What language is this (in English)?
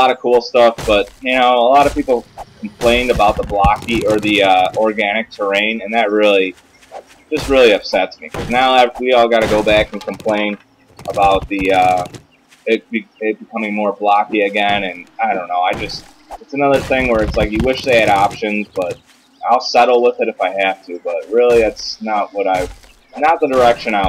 English